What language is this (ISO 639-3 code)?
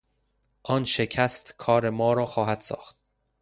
fas